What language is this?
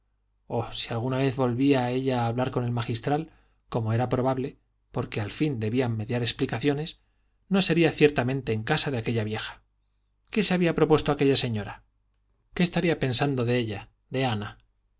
Spanish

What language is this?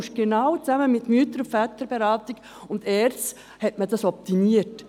Swiss German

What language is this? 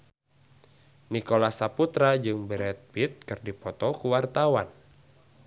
Sundanese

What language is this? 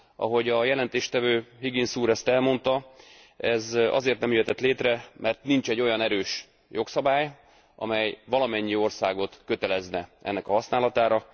Hungarian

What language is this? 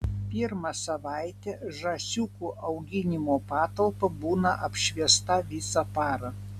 Lithuanian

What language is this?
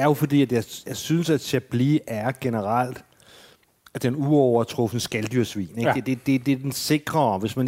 Danish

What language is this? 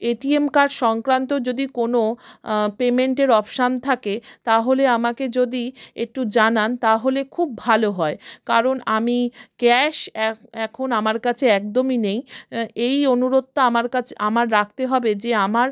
Bangla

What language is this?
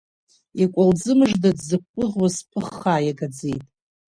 Abkhazian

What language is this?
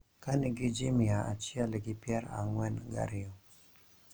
Luo (Kenya and Tanzania)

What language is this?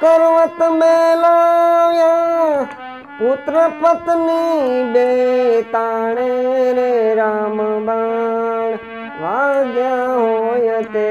Hindi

